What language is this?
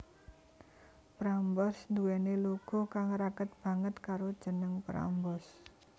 Javanese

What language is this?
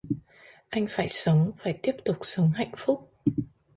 Vietnamese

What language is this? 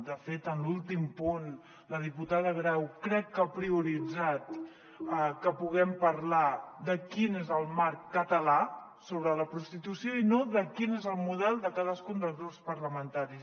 Catalan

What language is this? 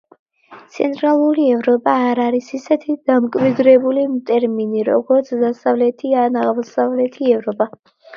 Georgian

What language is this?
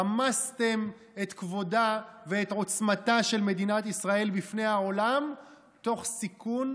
Hebrew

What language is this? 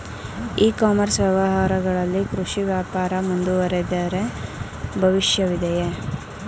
Kannada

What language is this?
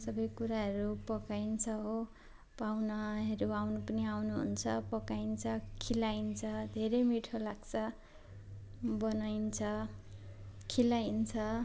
Nepali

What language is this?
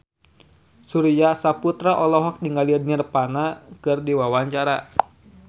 Sundanese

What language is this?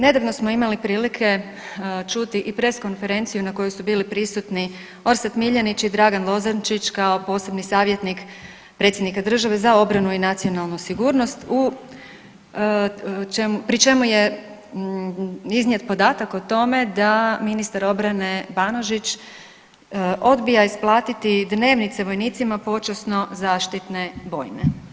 Croatian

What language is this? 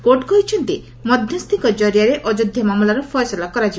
Odia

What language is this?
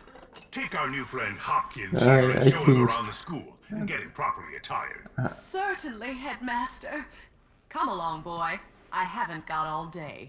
English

